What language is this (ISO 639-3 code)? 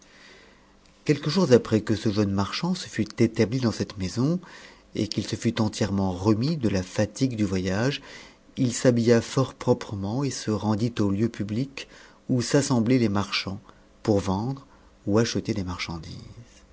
fra